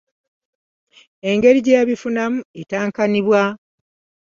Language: Ganda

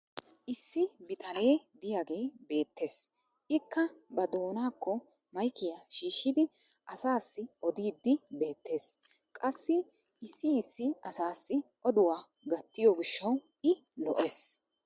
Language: Wolaytta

